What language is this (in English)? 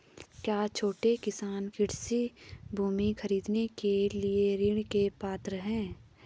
Hindi